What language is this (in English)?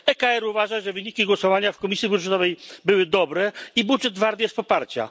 Polish